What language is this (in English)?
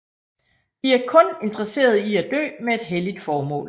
Danish